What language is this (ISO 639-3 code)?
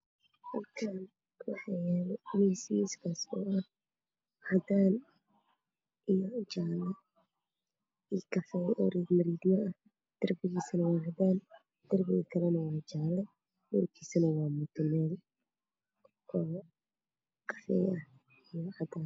som